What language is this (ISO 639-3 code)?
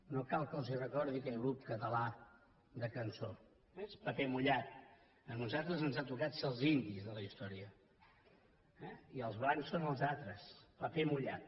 cat